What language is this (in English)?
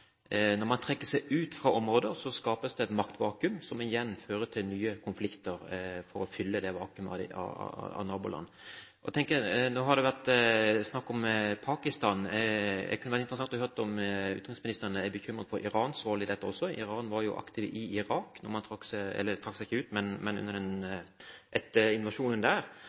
Norwegian Bokmål